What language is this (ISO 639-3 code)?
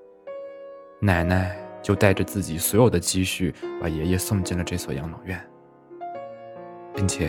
zho